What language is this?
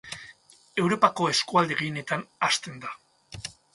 Basque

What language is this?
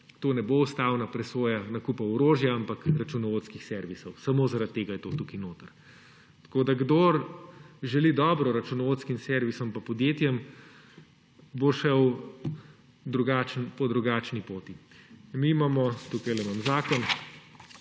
Slovenian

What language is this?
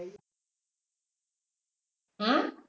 Bangla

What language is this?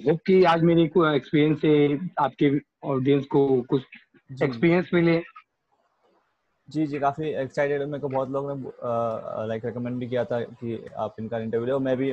Hindi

